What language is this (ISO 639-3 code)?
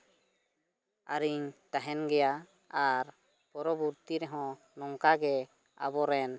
sat